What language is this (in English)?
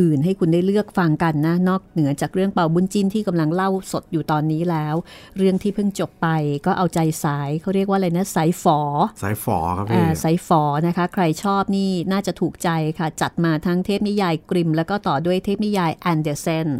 Thai